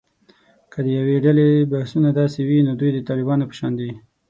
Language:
Pashto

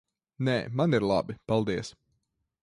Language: Latvian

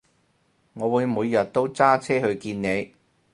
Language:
Cantonese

